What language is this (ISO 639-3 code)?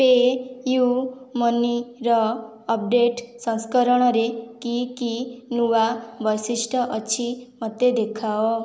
ori